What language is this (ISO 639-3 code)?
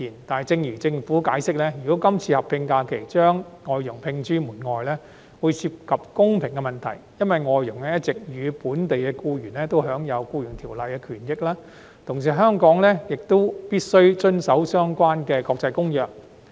yue